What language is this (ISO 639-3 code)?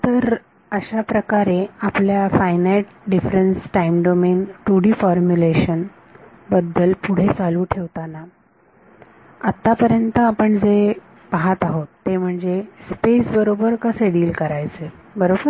mar